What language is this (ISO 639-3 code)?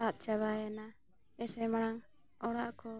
sat